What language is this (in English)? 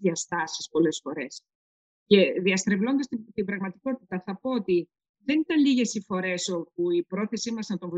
Greek